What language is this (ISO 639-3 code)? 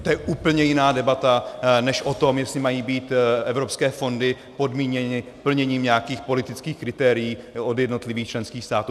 ces